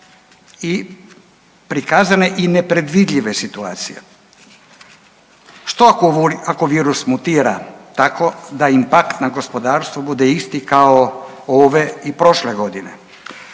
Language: Croatian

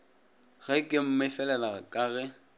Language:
Northern Sotho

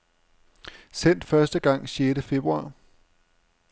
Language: Danish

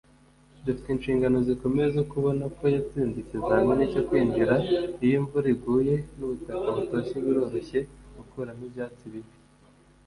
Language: Kinyarwanda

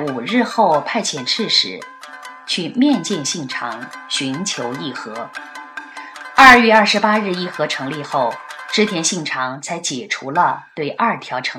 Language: Chinese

